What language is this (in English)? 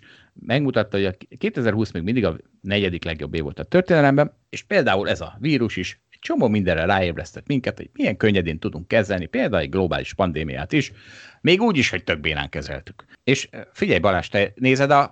Hungarian